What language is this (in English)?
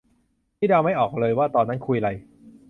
Thai